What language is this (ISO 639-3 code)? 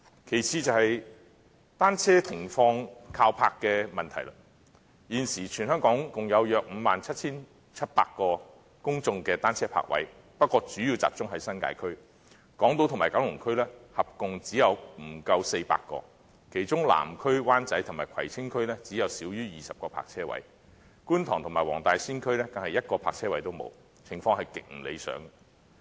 yue